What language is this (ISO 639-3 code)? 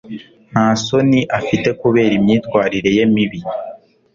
kin